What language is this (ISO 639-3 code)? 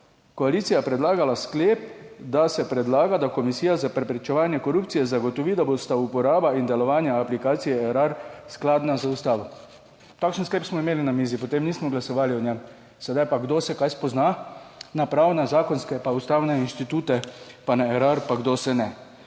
slv